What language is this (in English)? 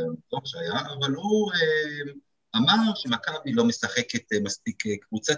Hebrew